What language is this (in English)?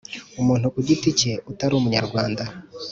Kinyarwanda